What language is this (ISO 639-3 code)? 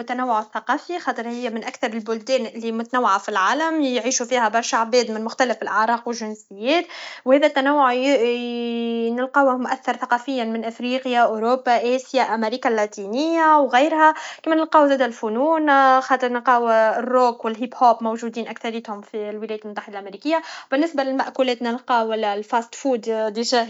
aeb